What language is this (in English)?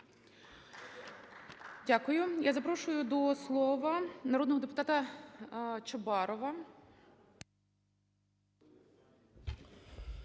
Ukrainian